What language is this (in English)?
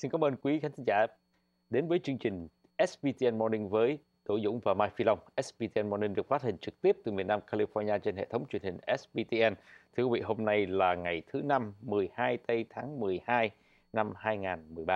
Vietnamese